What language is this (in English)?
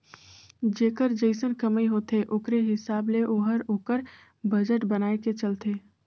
Chhattisgarhi